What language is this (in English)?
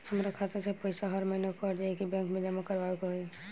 Bhojpuri